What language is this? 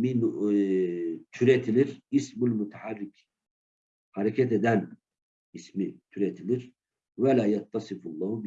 Turkish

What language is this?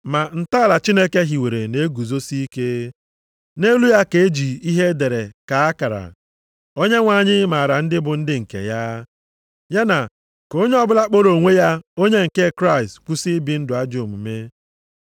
Igbo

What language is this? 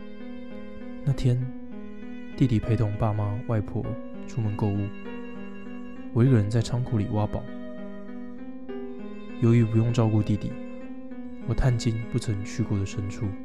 Chinese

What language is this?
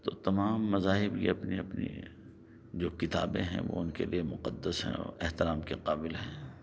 Urdu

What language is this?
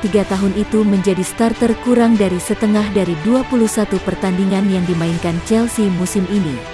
Indonesian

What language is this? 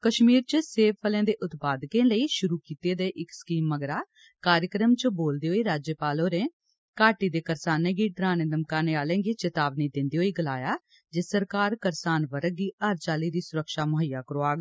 Dogri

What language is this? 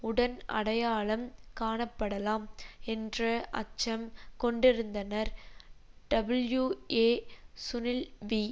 Tamil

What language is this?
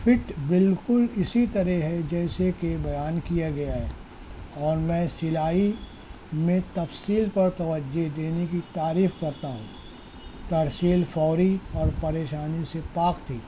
Urdu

